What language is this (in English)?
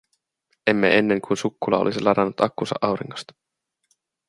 Finnish